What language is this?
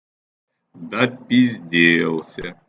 Russian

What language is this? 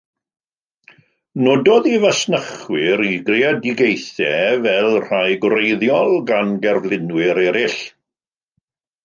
Welsh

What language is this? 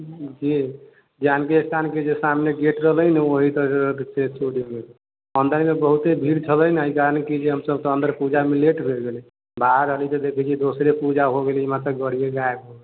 Maithili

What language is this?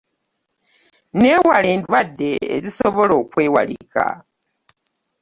Ganda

